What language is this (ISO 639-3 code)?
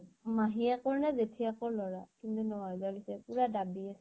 asm